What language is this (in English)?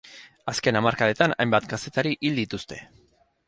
Basque